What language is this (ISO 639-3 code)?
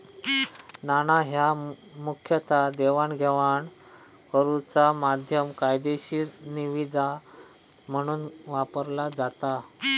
mar